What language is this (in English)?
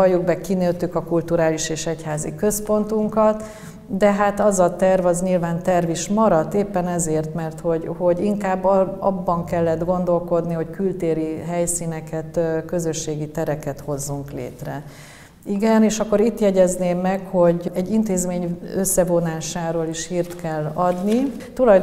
Hungarian